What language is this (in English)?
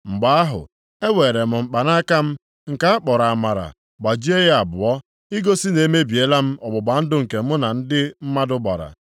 Igbo